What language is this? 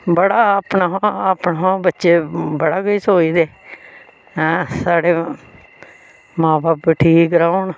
Dogri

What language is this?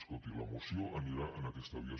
Catalan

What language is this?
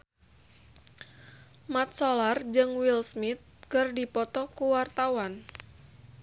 Sundanese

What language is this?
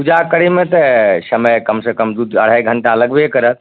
Maithili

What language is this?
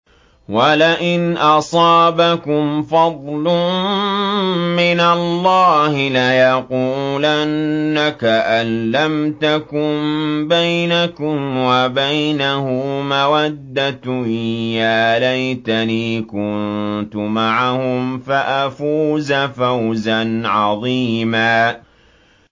Arabic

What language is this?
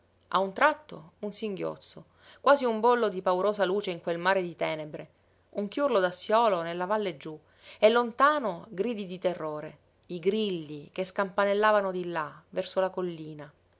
Italian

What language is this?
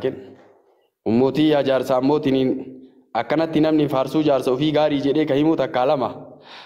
Arabic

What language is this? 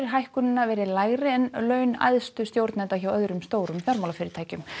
Icelandic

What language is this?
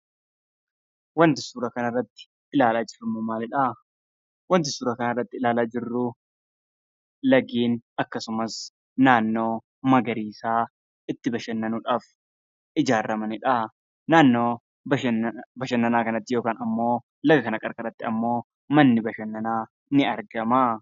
Oromo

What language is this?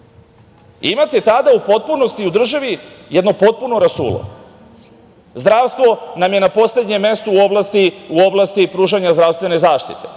Serbian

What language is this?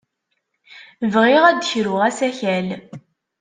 Kabyle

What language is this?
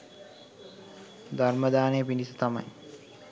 Sinhala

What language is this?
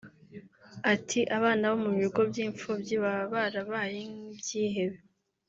Kinyarwanda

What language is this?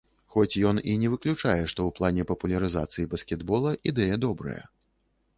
Belarusian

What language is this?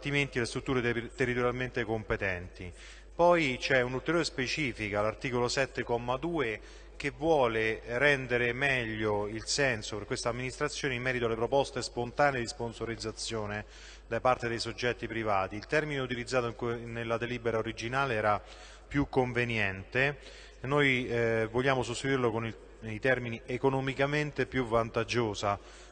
Italian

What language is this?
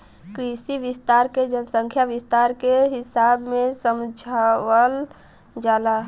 Bhojpuri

